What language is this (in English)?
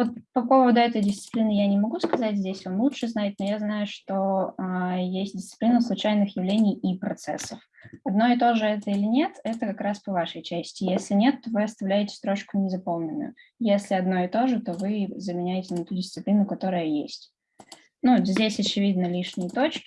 Russian